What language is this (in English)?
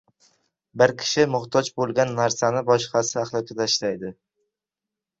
Uzbek